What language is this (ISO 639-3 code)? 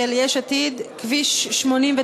heb